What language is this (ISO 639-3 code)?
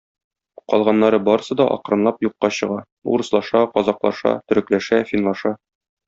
tat